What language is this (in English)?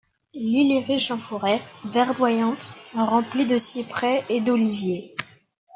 French